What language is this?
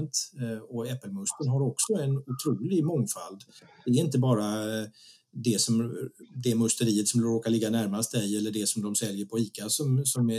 Swedish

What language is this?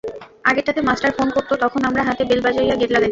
Bangla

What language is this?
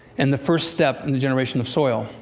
English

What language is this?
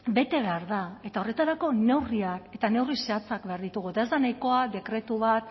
Basque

